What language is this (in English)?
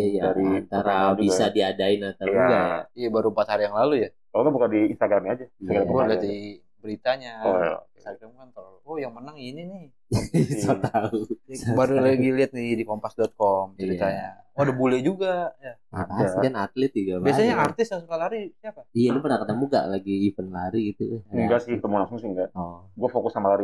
Indonesian